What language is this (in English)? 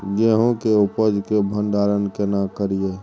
Maithili